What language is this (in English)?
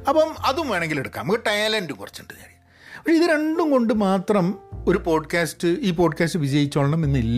Malayalam